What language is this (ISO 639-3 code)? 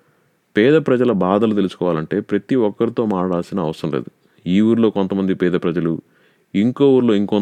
tel